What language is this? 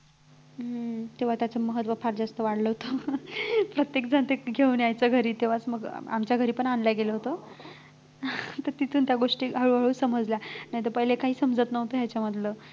Marathi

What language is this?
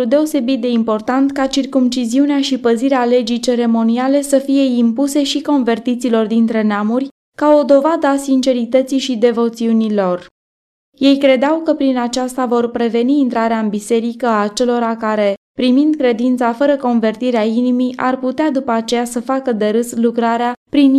Romanian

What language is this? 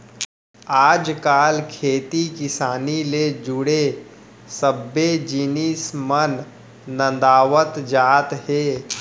Chhattisgarhi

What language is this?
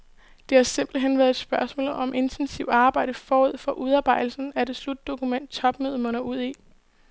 Danish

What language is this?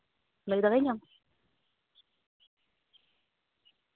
Santali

